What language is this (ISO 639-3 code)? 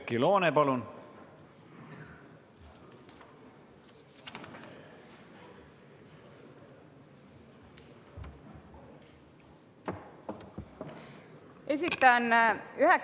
est